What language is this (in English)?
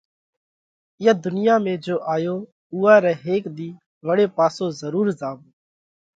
Parkari Koli